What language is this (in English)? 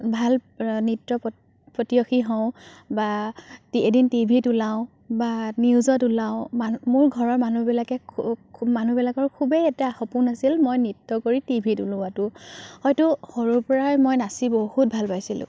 Assamese